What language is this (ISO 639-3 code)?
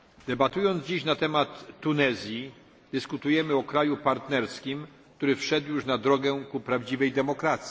pol